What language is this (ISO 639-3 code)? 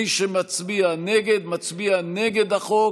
heb